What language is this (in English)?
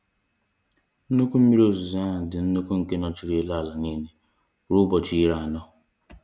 Igbo